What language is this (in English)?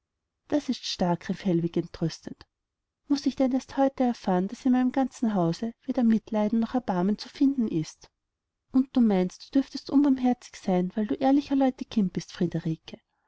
German